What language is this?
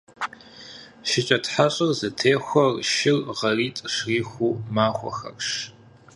Kabardian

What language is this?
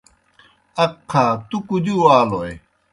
Kohistani Shina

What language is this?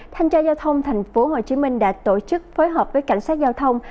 Vietnamese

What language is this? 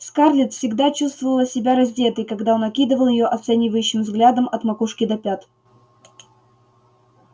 Russian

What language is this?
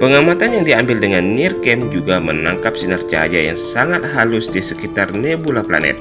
Indonesian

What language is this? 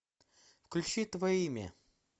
Russian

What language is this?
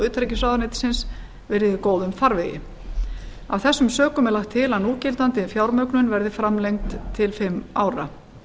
Icelandic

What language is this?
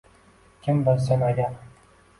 Uzbek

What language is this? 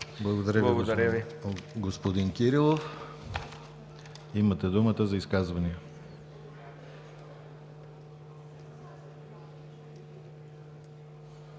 Bulgarian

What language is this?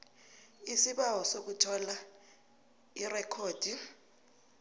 South Ndebele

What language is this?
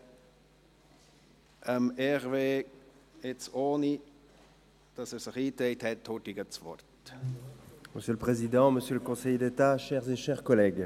Swiss German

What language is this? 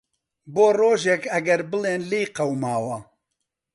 Central Kurdish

